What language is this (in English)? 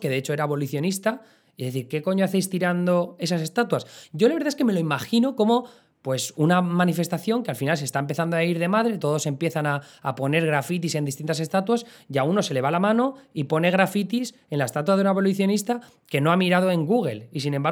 Spanish